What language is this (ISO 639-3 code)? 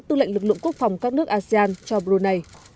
vie